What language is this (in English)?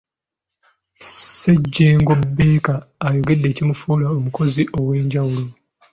Ganda